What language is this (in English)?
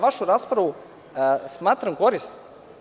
Serbian